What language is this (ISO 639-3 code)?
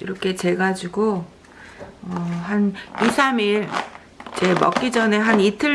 kor